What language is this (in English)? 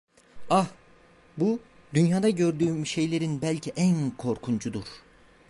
Turkish